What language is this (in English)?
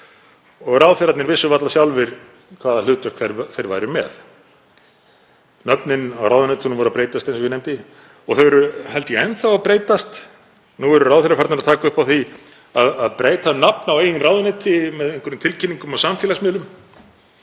Icelandic